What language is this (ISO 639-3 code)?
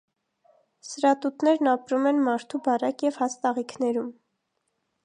hye